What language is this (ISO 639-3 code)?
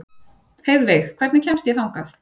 isl